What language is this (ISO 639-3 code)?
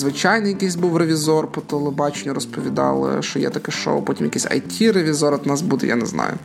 ukr